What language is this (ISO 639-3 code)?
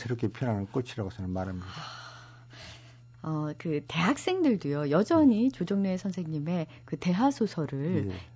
kor